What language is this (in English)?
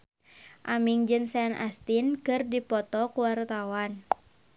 Sundanese